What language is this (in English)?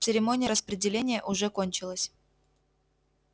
Russian